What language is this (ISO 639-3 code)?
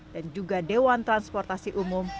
ind